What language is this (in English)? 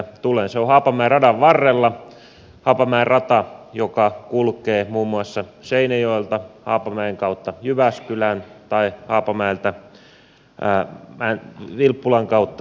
Finnish